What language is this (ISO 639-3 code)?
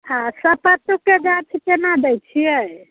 mai